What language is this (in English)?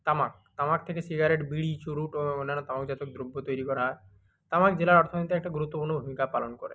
Bangla